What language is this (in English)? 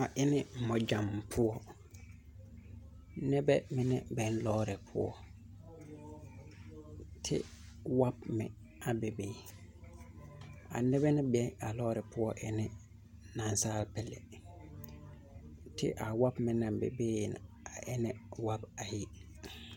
Southern Dagaare